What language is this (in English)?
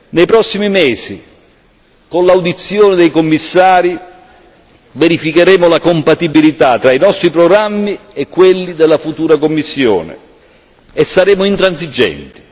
Italian